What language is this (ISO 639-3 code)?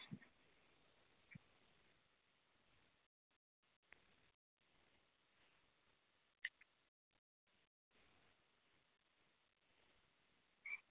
sat